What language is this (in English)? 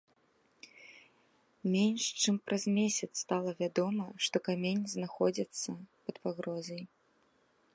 Belarusian